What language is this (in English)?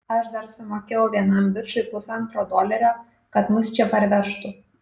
Lithuanian